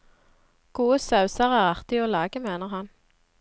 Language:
Norwegian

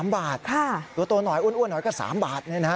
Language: Thai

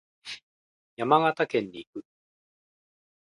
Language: Japanese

